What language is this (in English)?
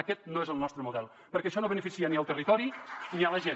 Catalan